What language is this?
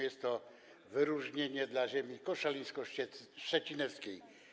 Polish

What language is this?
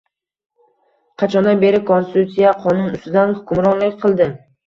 Uzbek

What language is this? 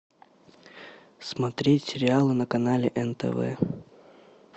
Russian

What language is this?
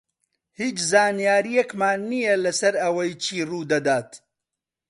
Central Kurdish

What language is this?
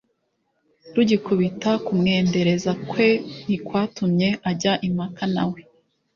Kinyarwanda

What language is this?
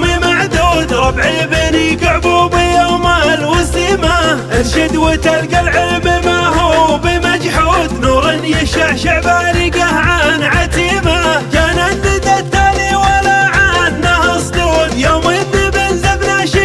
Arabic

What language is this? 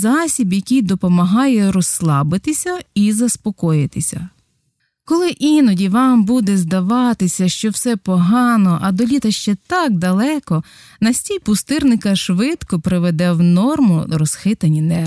Ukrainian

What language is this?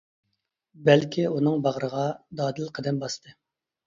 Uyghur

